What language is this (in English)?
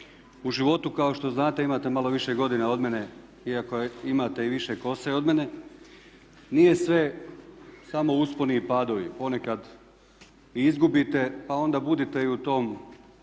Croatian